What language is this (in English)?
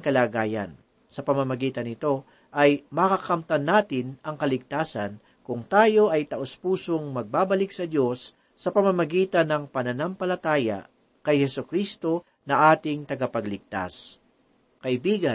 Filipino